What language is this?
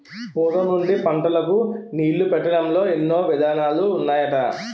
Telugu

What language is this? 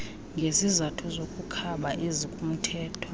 Xhosa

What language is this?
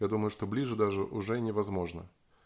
Russian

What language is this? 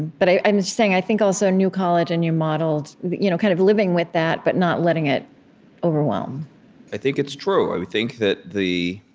English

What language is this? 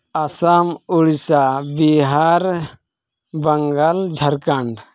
Santali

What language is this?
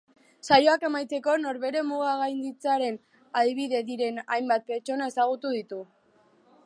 Basque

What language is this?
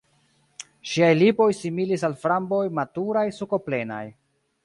Esperanto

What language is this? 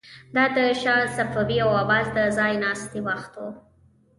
Pashto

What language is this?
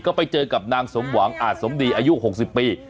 Thai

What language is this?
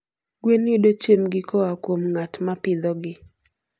Luo (Kenya and Tanzania)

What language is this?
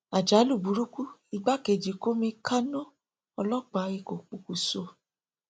Yoruba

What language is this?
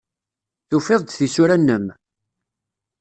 Kabyle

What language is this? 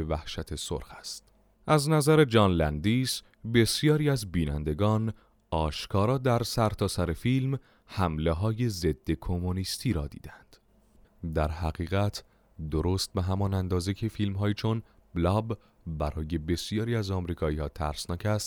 Persian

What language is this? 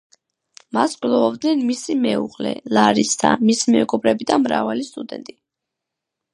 Georgian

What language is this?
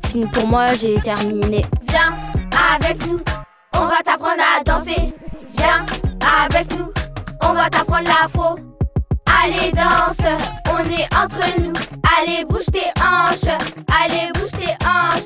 French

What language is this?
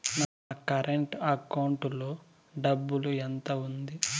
Telugu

